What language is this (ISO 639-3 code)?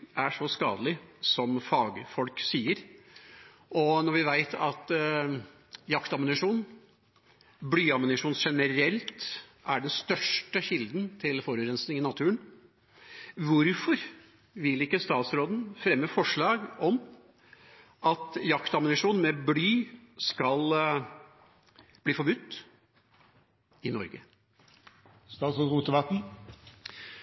nob